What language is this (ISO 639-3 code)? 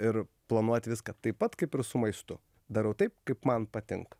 lit